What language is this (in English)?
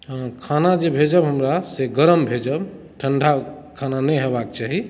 Maithili